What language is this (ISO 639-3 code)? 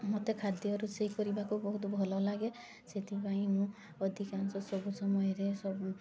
ori